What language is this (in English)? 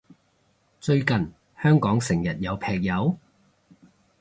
Cantonese